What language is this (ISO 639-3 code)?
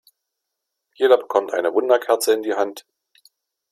deu